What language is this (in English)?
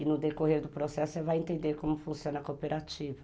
Portuguese